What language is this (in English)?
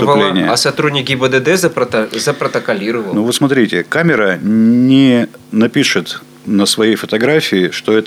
Russian